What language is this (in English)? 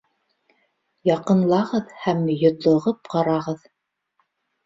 Bashkir